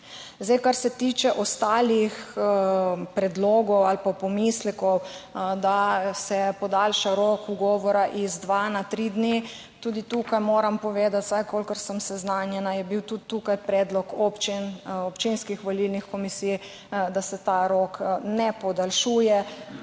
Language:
Slovenian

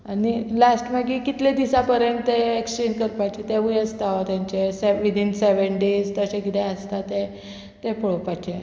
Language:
Konkani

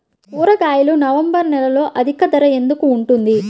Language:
Telugu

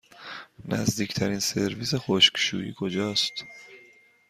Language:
Persian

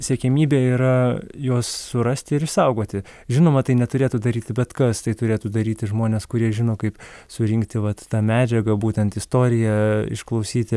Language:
Lithuanian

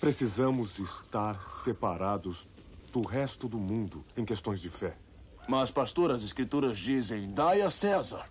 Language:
Portuguese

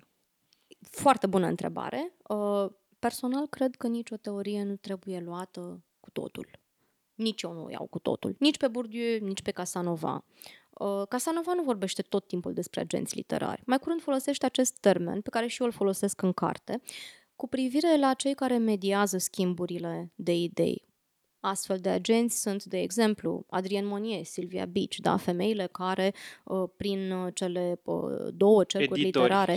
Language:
Romanian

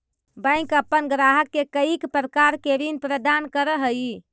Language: Magahi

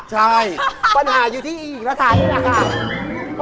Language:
Thai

